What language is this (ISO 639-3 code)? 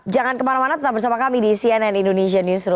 ind